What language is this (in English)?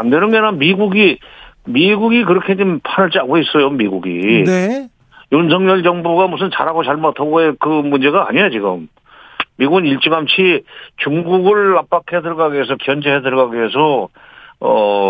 Korean